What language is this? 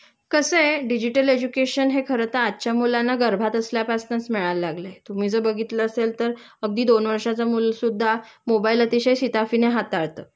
Marathi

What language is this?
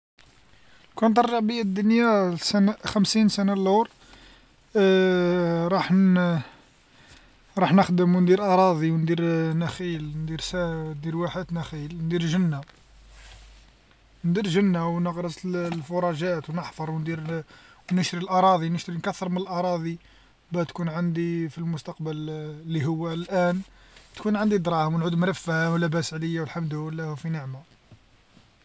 Algerian Arabic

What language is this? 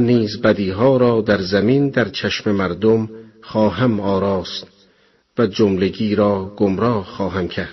Persian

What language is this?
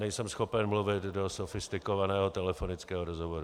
Czech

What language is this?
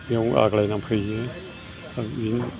Bodo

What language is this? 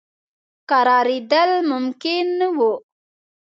Pashto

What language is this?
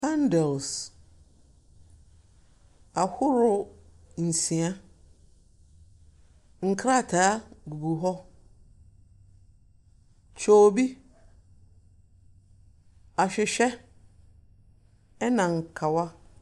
Akan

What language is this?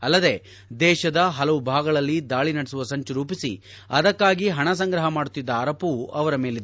Kannada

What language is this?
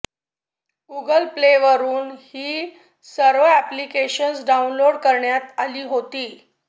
Marathi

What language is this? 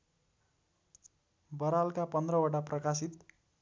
Nepali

